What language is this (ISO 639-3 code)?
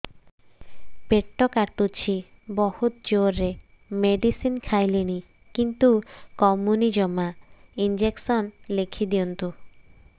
ori